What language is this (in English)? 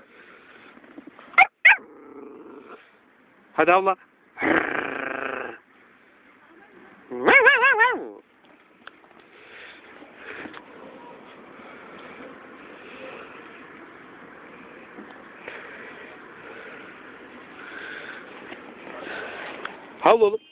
Turkish